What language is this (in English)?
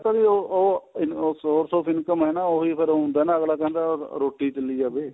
Punjabi